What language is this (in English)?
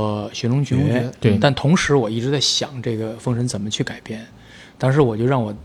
Chinese